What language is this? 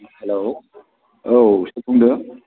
Bodo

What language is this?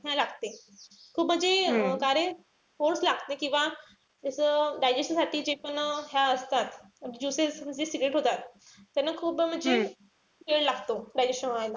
Marathi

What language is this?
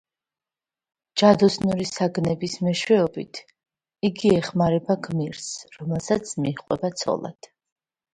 Georgian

